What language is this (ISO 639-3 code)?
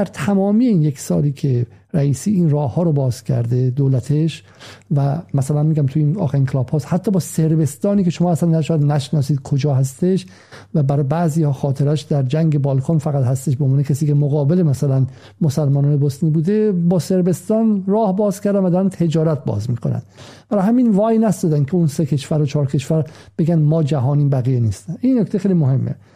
fas